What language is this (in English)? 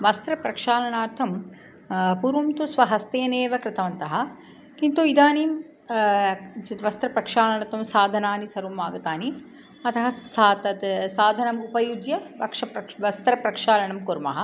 Sanskrit